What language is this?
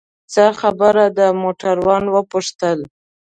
Pashto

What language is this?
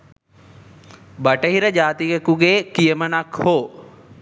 Sinhala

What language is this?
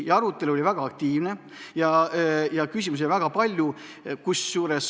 Estonian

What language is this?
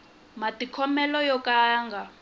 Tsonga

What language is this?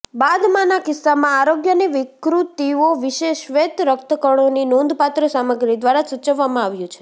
Gujarati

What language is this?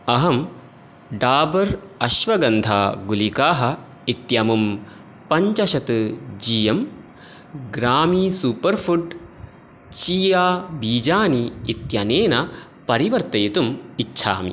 Sanskrit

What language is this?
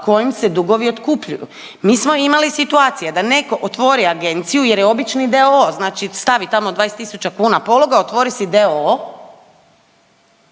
Croatian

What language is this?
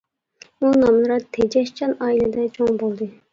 Uyghur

